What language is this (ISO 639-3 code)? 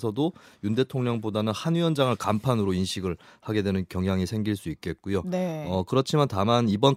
kor